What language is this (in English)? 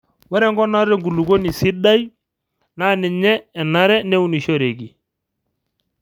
Masai